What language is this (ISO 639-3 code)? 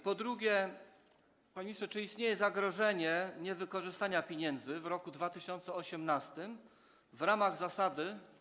pol